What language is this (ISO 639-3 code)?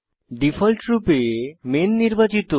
ben